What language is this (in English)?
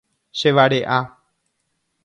Guarani